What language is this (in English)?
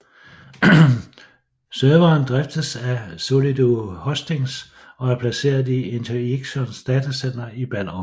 Danish